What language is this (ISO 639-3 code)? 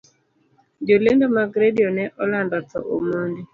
luo